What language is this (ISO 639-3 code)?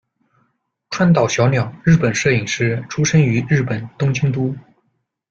zho